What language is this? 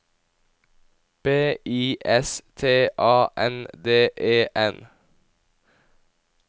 Norwegian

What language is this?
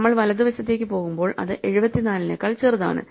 Malayalam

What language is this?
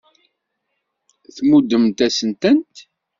Kabyle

